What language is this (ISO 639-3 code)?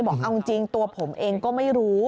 tha